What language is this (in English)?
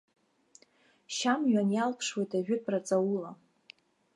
Abkhazian